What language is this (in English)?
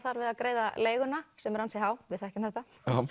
Icelandic